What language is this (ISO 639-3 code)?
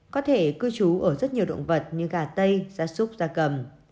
vie